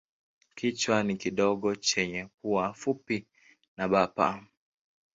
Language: Swahili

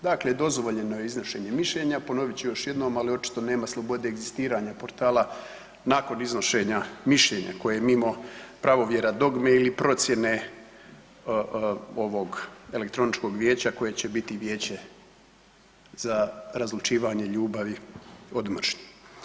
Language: Croatian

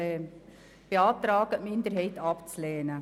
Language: Swiss German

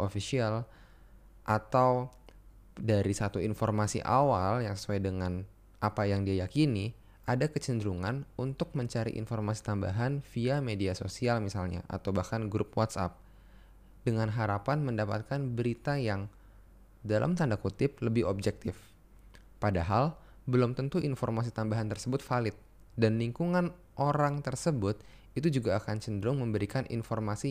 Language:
Indonesian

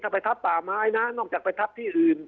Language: Thai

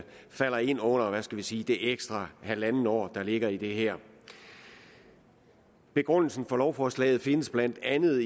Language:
Danish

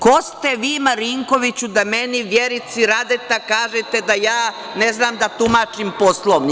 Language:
Serbian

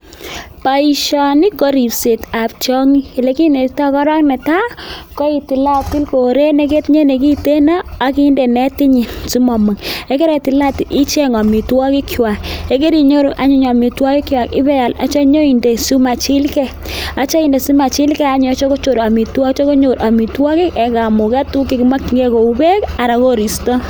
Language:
Kalenjin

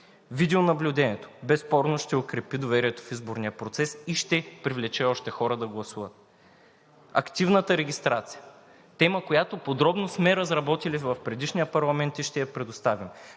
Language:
Bulgarian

